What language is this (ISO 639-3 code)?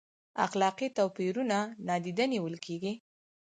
pus